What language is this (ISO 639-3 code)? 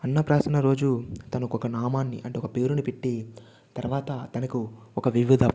tel